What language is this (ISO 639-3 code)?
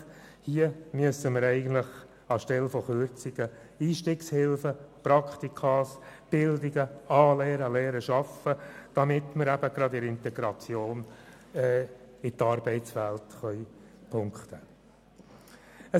gsw